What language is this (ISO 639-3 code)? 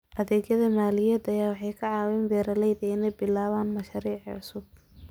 som